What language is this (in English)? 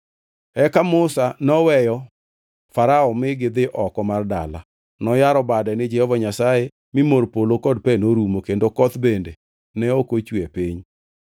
Luo (Kenya and Tanzania)